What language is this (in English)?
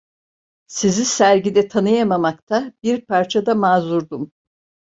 Turkish